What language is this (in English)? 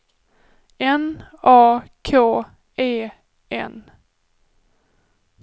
Swedish